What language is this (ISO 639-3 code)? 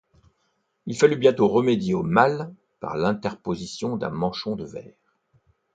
fra